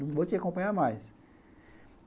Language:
Portuguese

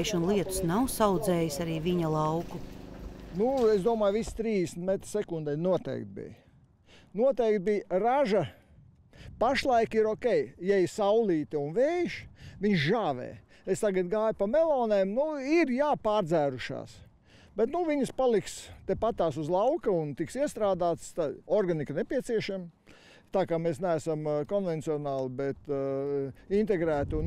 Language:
Latvian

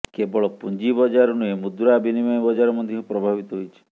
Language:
Odia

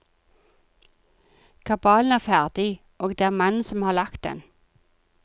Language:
Norwegian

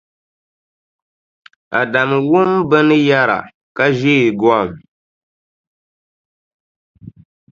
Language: Dagbani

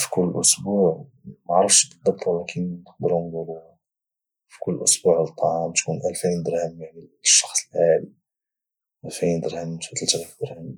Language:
Moroccan Arabic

